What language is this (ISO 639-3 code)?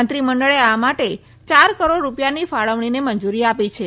guj